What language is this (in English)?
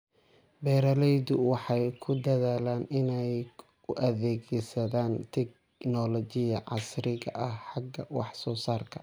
Somali